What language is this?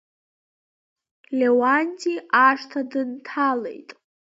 Abkhazian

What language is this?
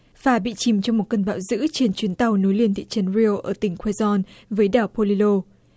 Vietnamese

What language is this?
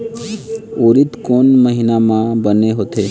Chhattisgarhi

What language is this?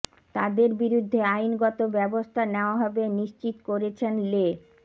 Bangla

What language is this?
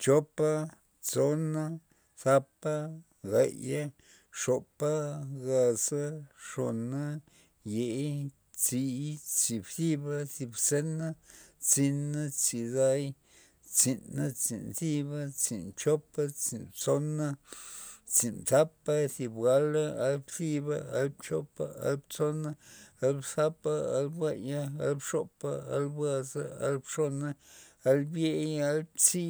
Loxicha Zapotec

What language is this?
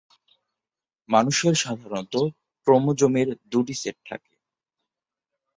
Bangla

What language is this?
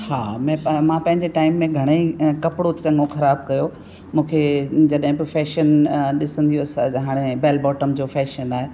Sindhi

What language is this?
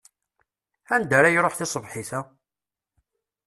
Kabyle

